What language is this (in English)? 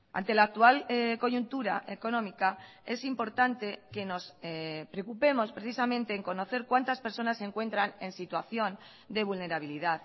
Spanish